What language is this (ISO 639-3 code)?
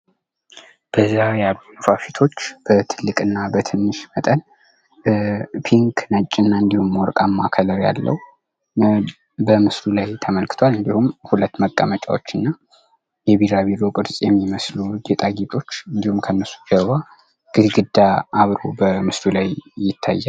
amh